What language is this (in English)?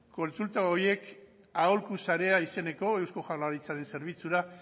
Basque